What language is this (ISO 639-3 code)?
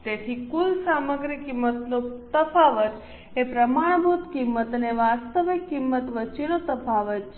guj